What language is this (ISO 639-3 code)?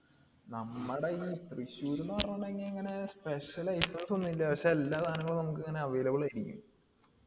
mal